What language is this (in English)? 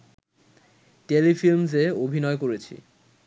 Bangla